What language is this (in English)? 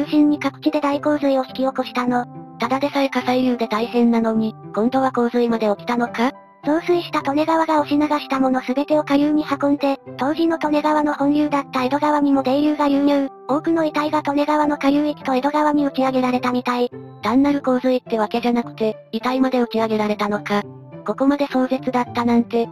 Japanese